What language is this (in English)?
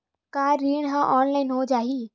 Chhattisgarhi